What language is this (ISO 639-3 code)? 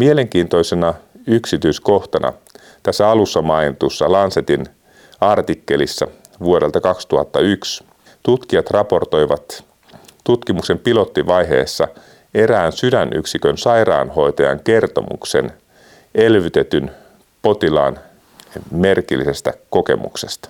fin